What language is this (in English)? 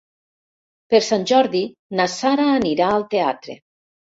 Catalan